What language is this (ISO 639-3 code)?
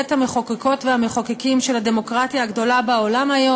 heb